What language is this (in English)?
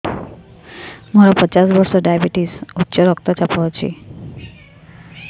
Odia